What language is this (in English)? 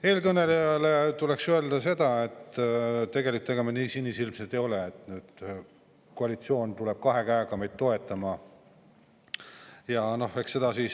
Estonian